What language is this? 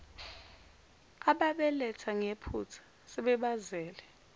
Zulu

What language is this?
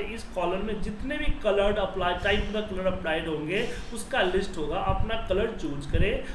Hindi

